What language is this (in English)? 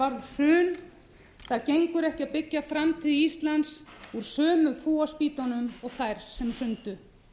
Icelandic